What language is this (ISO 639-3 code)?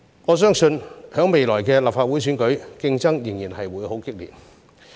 yue